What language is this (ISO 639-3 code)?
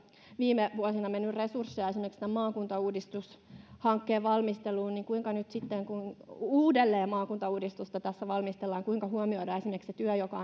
fin